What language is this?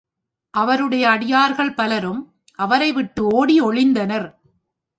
Tamil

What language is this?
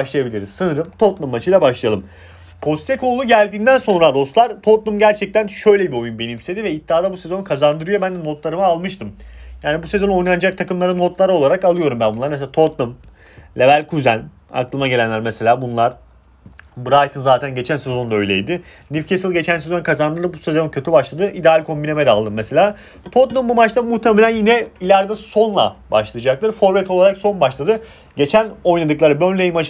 Turkish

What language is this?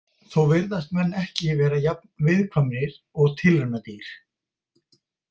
Icelandic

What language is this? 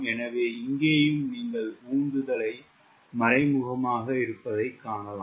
Tamil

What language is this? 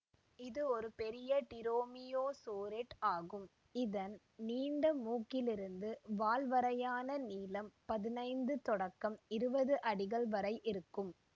Tamil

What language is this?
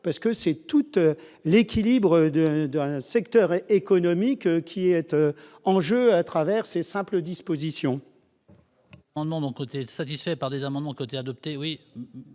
French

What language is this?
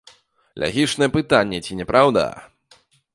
Belarusian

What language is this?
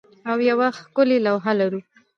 Pashto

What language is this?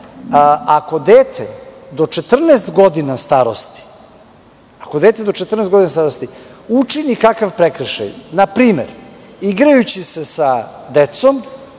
Serbian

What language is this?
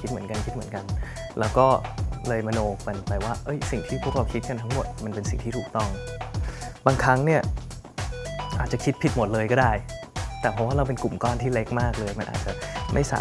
Thai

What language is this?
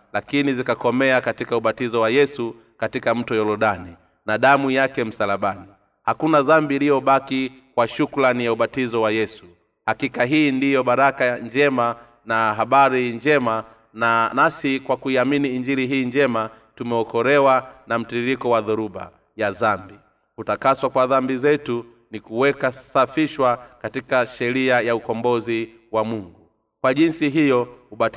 Swahili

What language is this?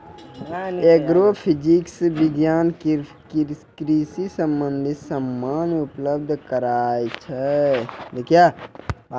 Maithili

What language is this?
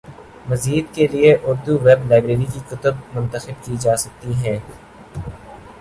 Urdu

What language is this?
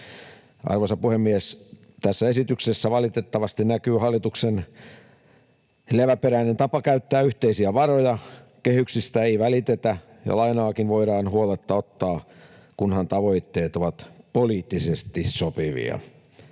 Finnish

